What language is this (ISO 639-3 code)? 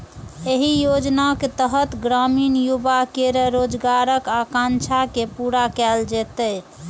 mai